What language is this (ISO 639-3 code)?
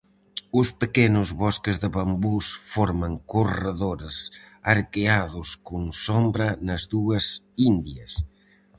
glg